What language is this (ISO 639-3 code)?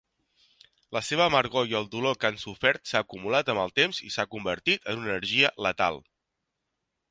cat